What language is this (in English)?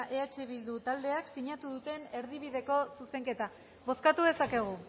Basque